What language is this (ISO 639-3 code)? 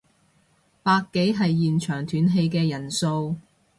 yue